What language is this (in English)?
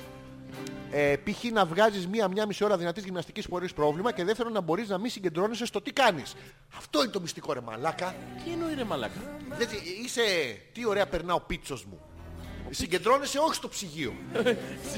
Greek